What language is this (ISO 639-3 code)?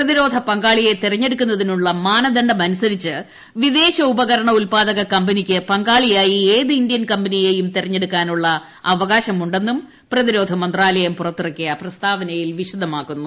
mal